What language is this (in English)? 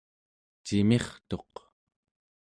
Central Yupik